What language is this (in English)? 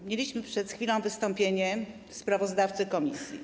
Polish